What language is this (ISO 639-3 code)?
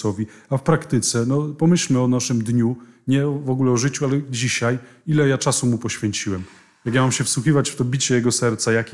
pol